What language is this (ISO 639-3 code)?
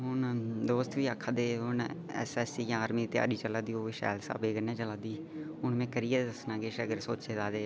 doi